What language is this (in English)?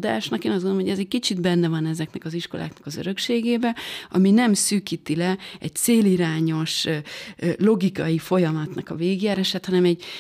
Hungarian